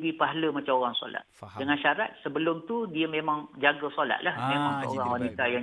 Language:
Malay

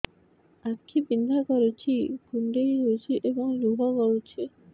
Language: Odia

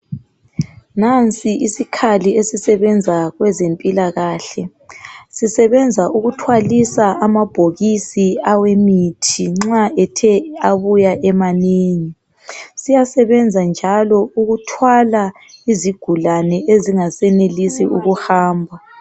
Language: North Ndebele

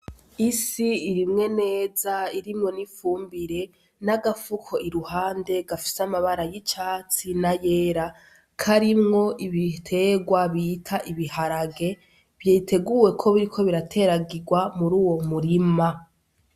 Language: Rundi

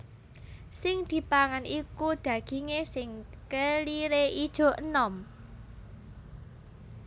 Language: Javanese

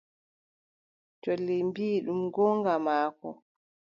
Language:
Adamawa Fulfulde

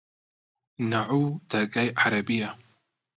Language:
Central Kurdish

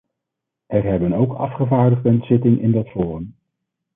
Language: Dutch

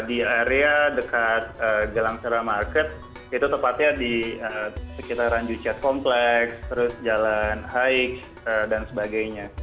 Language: Indonesian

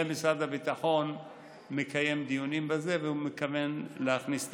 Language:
Hebrew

